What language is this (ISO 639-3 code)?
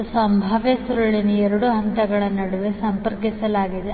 kan